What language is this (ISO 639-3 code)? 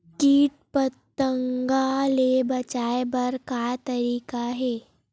hne